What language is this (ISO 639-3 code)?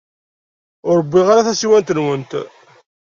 kab